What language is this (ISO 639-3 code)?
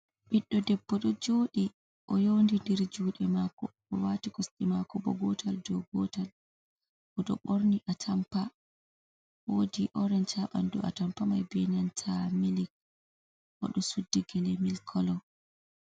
ful